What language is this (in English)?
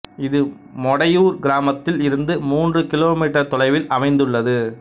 Tamil